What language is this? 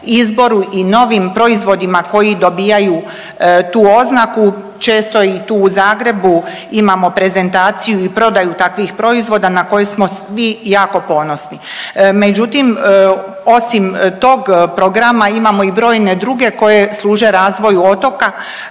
Croatian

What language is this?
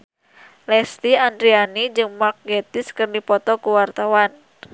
Sundanese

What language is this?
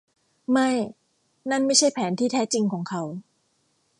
Thai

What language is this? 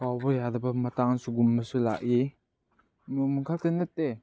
Manipuri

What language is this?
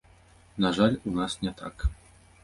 Belarusian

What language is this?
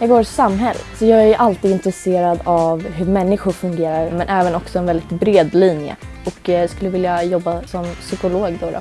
Swedish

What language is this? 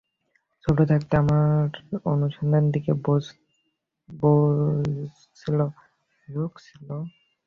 Bangla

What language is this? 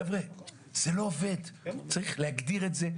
Hebrew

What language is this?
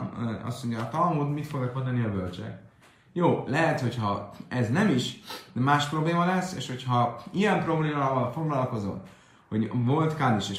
Hungarian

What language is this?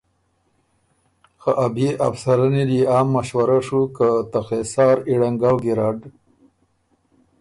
Ormuri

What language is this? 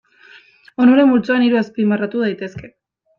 Basque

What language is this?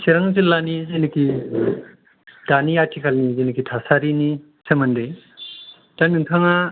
Bodo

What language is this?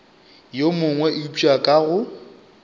Northern Sotho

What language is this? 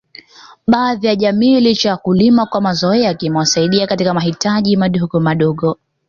Swahili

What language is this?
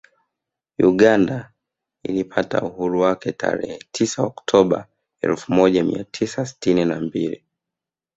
Swahili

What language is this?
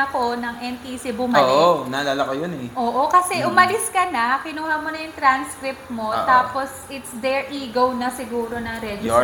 Filipino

